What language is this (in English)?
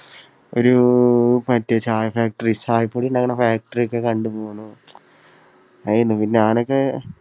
Malayalam